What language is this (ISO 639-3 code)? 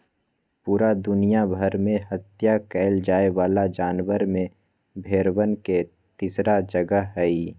mag